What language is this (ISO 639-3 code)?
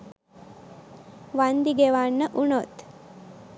sin